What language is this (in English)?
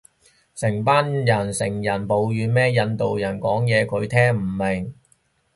Cantonese